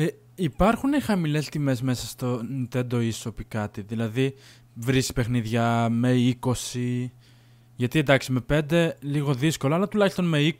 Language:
Greek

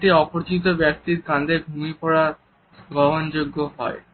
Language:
Bangla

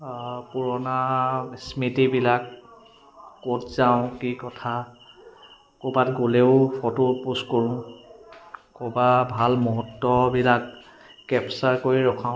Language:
Assamese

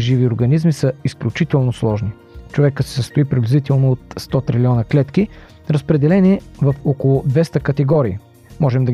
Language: Bulgarian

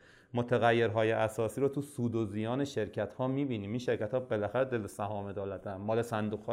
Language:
Persian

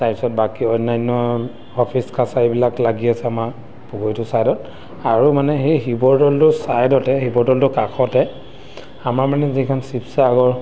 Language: Assamese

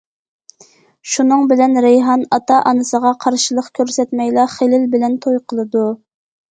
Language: Uyghur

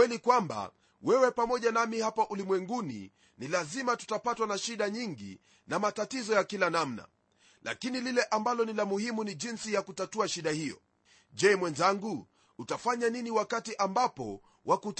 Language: Swahili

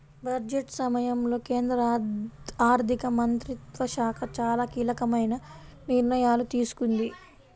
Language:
Telugu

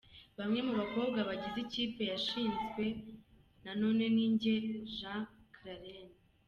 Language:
Kinyarwanda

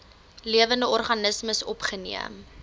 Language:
Afrikaans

